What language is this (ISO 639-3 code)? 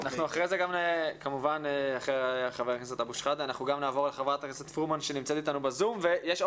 heb